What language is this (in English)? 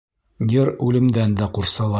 Bashkir